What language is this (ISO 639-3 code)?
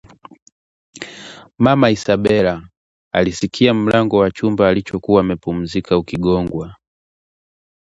swa